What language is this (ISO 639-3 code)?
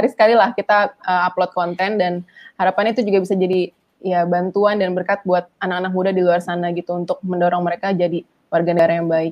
ind